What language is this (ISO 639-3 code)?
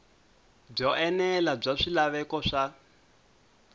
tso